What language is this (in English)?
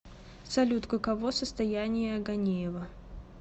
Russian